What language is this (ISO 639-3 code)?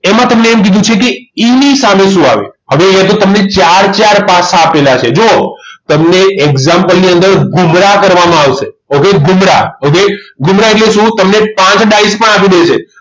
guj